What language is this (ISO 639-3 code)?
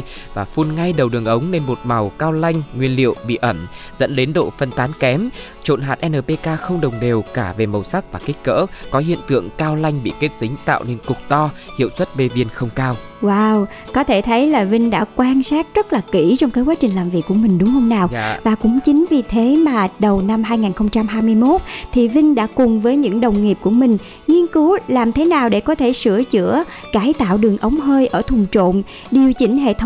vie